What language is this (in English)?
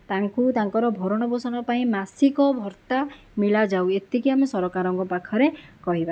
Odia